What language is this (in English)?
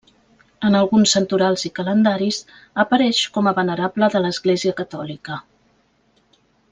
Catalan